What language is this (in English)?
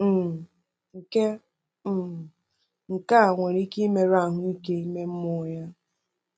Igbo